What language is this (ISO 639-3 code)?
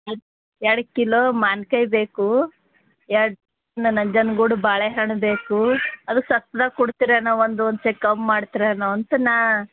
kan